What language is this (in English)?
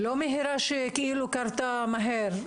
Hebrew